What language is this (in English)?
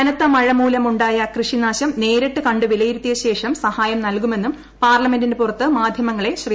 Malayalam